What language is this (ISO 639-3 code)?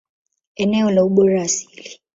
swa